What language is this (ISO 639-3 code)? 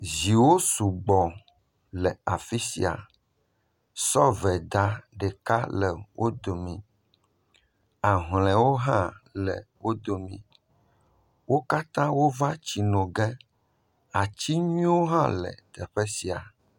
ewe